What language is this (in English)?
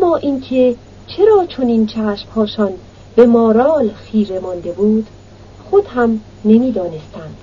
Persian